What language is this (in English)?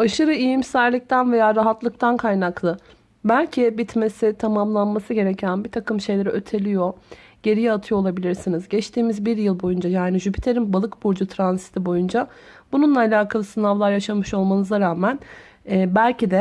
Turkish